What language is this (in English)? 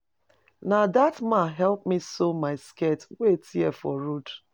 Nigerian Pidgin